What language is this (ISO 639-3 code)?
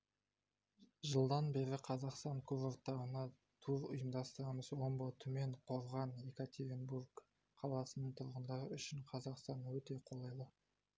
kaz